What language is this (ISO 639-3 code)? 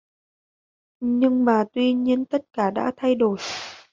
vie